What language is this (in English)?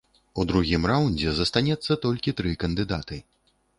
Belarusian